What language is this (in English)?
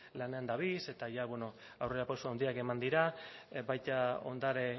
Basque